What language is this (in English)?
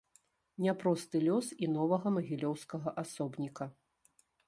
Belarusian